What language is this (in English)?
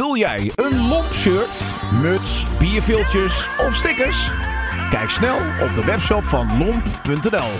Dutch